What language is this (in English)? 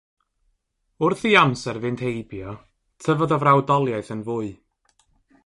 Welsh